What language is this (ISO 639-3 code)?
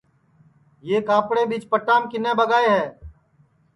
ssi